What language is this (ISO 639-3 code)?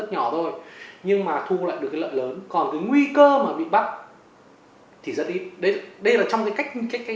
vie